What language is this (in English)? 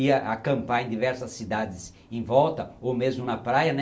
Portuguese